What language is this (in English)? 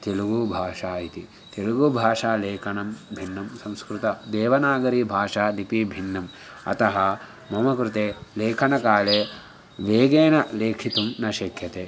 Sanskrit